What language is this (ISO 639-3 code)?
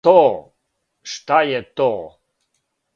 srp